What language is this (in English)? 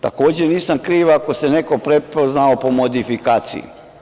Serbian